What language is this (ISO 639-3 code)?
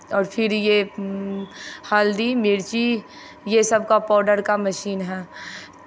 hin